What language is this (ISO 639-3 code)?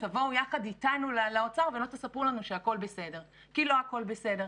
heb